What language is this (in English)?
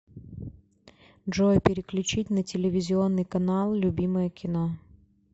Russian